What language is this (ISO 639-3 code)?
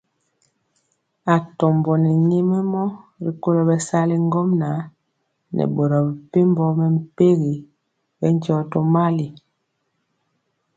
mcx